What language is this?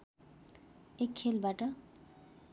Nepali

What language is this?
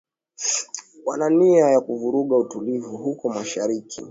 Swahili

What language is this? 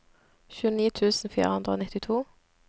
Norwegian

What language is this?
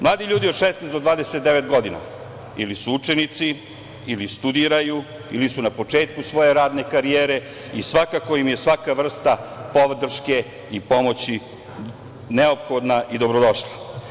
Serbian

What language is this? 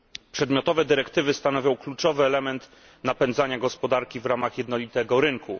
Polish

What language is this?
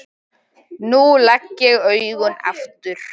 Icelandic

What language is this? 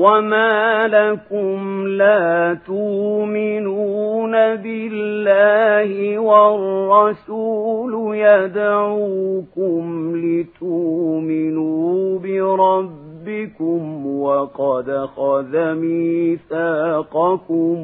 Arabic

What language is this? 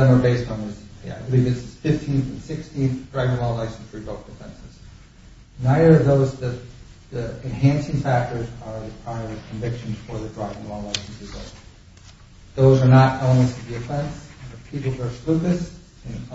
English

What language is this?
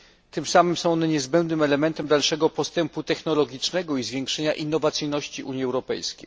Polish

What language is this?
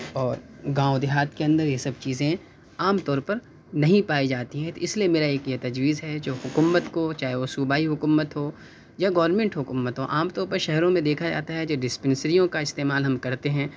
Urdu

